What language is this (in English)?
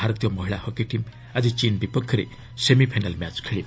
Odia